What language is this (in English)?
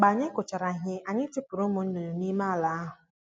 Igbo